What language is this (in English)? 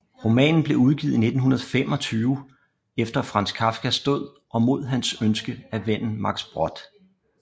Danish